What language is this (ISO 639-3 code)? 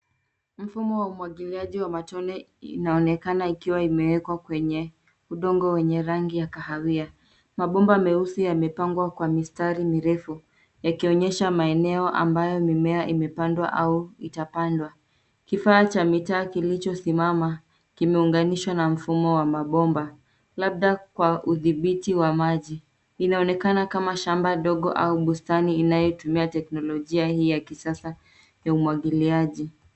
swa